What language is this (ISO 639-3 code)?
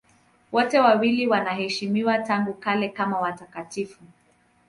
swa